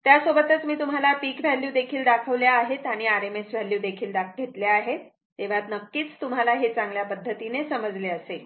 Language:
Marathi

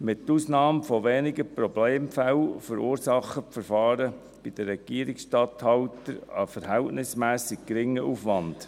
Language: Swiss German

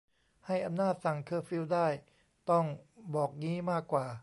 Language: Thai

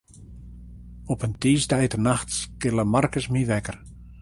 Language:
Western Frisian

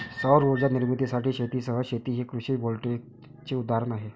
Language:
Marathi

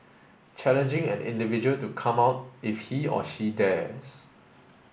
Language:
English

